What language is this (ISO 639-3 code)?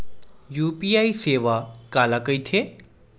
hne